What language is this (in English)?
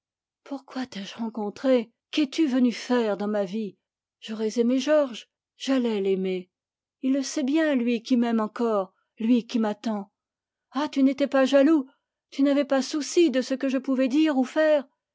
French